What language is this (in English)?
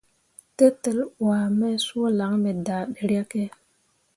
Mundang